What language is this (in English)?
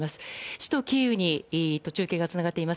Japanese